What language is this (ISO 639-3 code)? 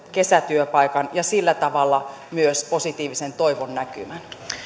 fin